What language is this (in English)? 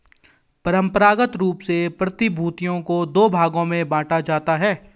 Hindi